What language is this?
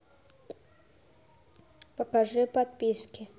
Russian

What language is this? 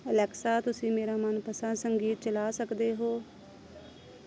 Punjabi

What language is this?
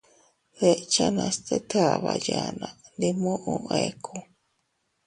Teutila Cuicatec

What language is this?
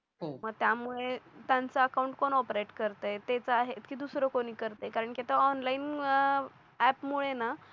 Marathi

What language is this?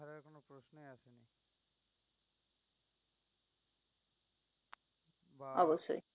Bangla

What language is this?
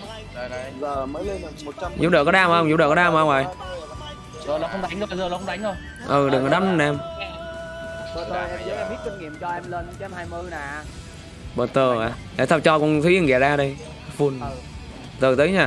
Vietnamese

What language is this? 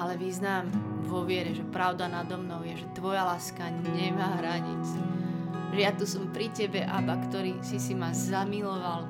Slovak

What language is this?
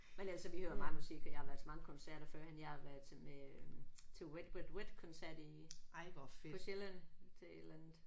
Danish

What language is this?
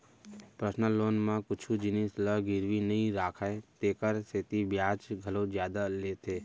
Chhattisgarhi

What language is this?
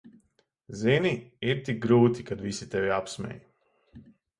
Latvian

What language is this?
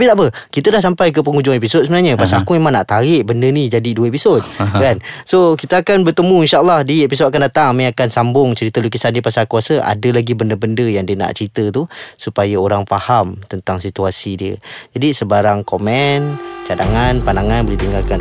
Malay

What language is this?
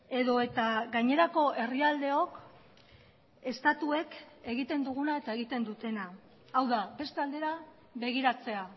Basque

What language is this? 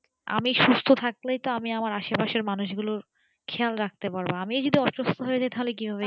Bangla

